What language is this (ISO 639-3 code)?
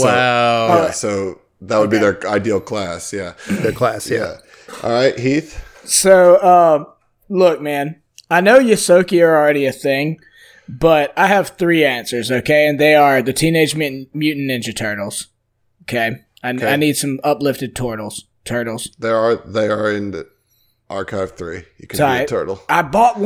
eng